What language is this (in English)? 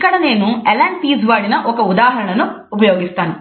Telugu